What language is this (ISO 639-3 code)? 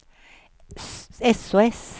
swe